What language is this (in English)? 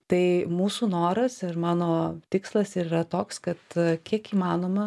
Lithuanian